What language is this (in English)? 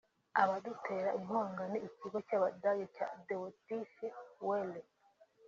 Kinyarwanda